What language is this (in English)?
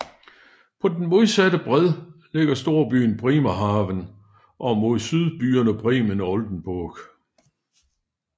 Danish